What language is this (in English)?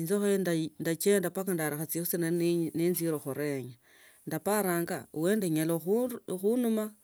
Tsotso